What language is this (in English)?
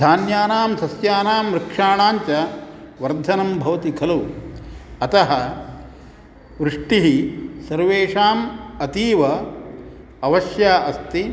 Sanskrit